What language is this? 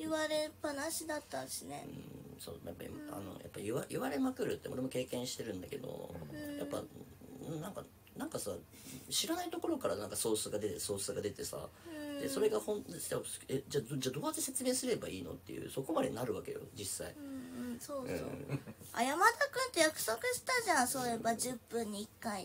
Japanese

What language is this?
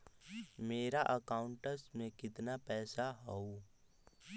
Magahi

